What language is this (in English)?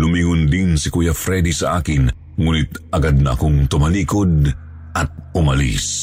Filipino